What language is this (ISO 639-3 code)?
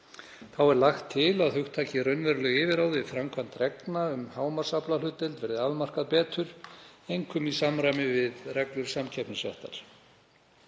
isl